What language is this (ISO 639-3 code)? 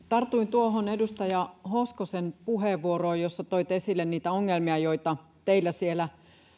fin